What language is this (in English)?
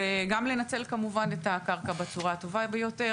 Hebrew